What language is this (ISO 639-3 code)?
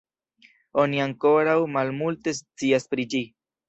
epo